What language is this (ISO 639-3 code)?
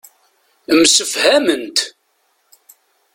kab